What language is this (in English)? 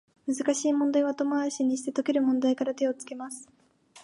Japanese